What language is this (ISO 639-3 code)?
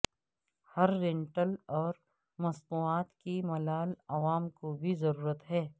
urd